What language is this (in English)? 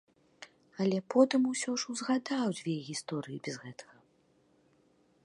Belarusian